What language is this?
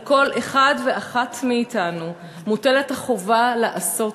Hebrew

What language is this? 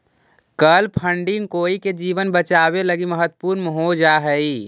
Magahi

